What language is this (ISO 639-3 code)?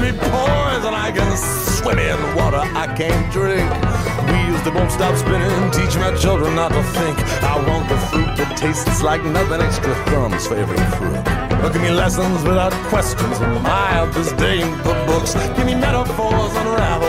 ell